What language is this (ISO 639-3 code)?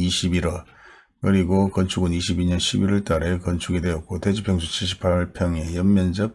kor